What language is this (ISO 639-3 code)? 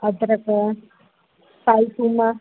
snd